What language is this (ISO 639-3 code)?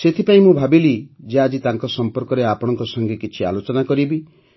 ori